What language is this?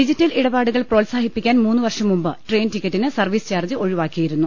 Malayalam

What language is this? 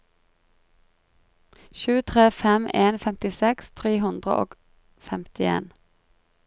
Norwegian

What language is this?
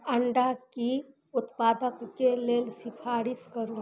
Maithili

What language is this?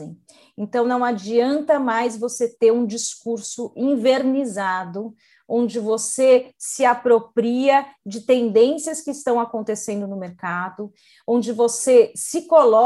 Portuguese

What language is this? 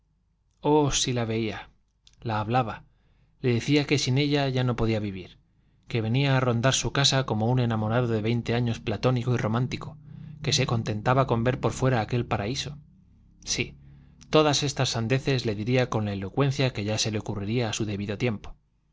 Spanish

